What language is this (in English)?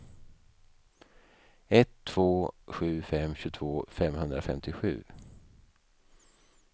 Swedish